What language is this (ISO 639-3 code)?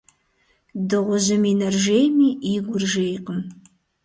kbd